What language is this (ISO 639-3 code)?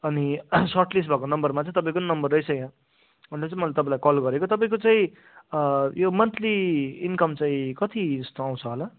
nep